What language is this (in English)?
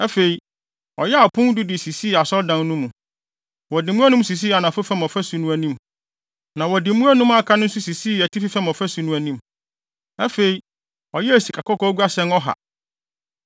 Akan